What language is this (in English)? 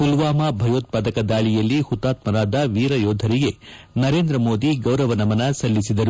Kannada